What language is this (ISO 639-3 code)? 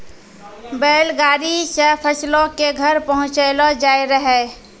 mai